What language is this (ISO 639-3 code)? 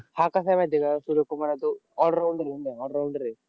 mar